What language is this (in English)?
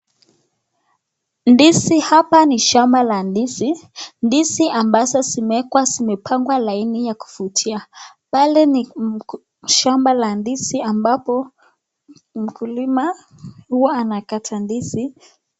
Swahili